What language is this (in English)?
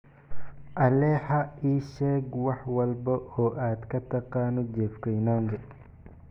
Somali